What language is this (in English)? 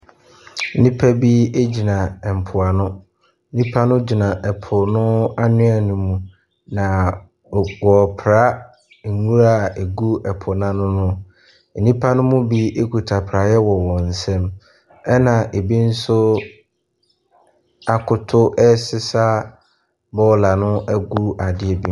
Akan